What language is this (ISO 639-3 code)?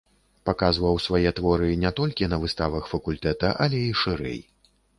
bel